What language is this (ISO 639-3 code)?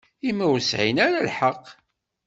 kab